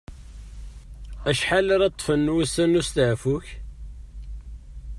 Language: Kabyle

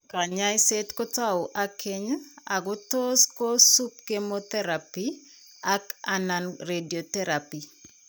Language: Kalenjin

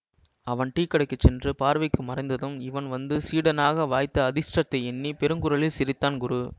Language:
Tamil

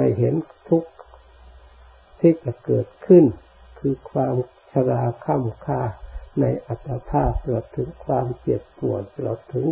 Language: Thai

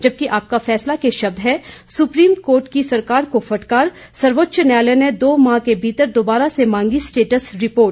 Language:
Hindi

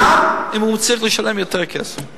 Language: Hebrew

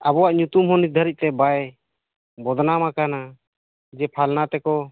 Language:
Santali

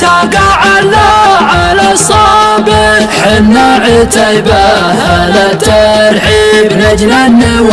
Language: Arabic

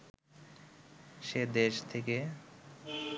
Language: Bangla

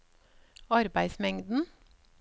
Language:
Norwegian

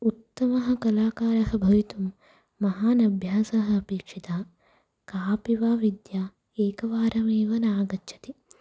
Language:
Sanskrit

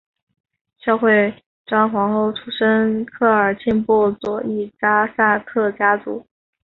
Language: Chinese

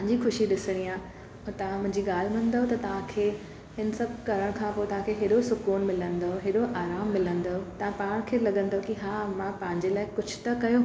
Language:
Sindhi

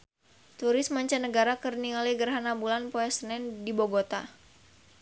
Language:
Sundanese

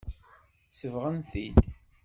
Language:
Kabyle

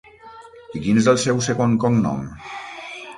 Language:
Catalan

